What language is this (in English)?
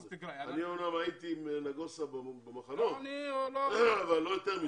Hebrew